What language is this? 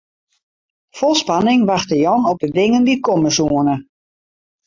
Western Frisian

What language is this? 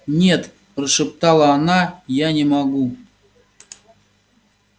Russian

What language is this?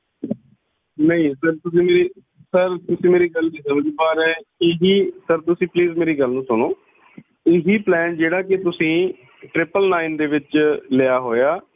Punjabi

